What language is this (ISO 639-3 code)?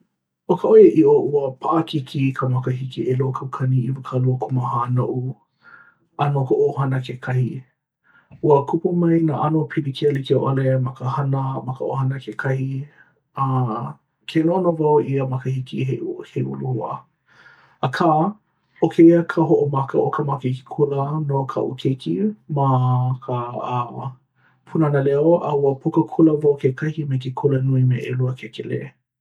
haw